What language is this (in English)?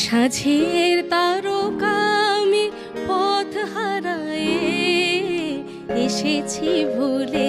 Thai